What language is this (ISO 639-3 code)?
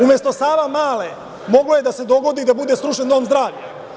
srp